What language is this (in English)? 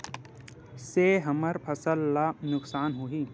Chhattisgarhi